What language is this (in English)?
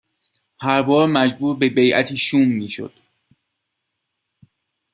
Persian